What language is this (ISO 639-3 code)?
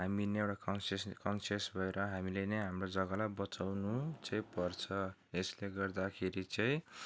nep